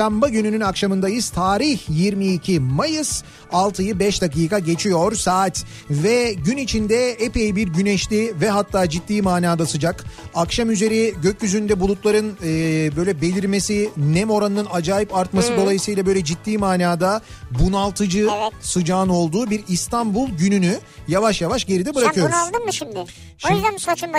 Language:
Turkish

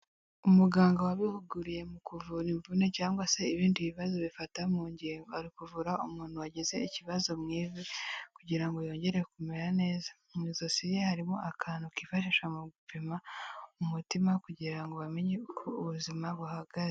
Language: Kinyarwanda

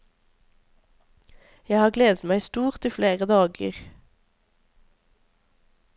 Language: Norwegian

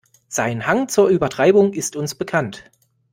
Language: German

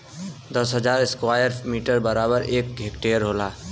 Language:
Bhojpuri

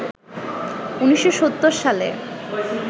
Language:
Bangla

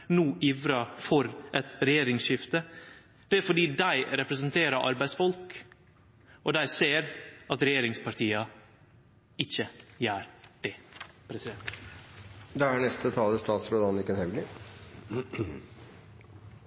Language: Norwegian Nynorsk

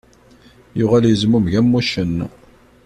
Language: Kabyle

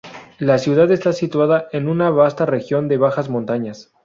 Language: Spanish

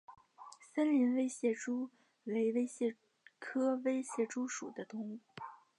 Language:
Chinese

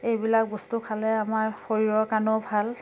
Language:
Assamese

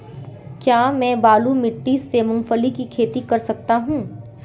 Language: Hindi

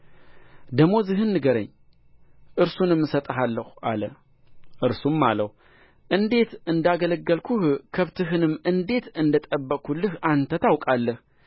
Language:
Amharic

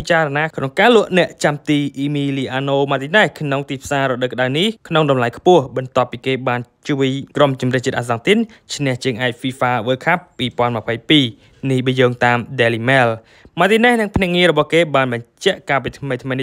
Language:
Thai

